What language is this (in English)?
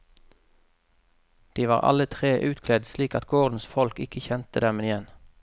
Norwegian